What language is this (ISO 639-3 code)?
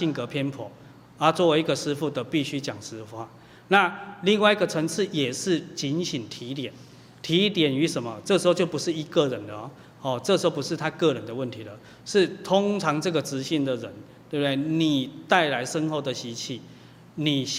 zho